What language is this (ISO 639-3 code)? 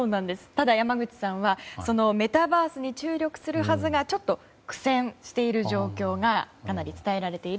jpn